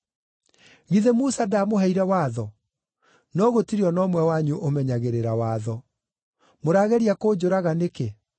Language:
Kikuyu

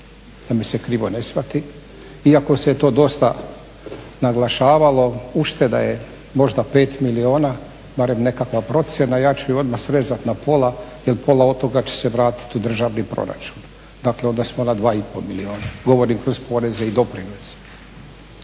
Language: Croatian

